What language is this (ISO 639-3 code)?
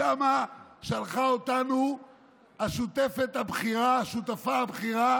heb